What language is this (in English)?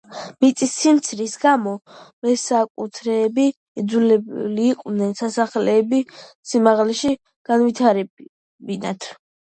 Georgian